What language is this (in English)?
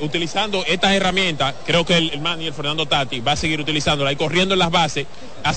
Spanish